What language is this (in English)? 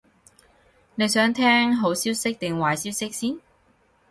Cantonese